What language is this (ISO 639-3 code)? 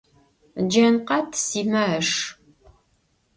ady